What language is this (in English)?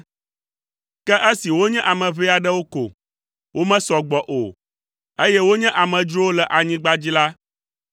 Ewe